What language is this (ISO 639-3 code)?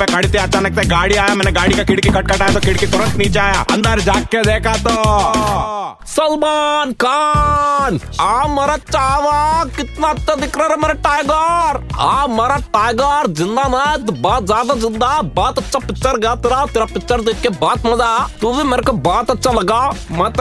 hin